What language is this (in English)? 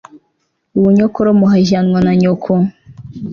Kinyarwanda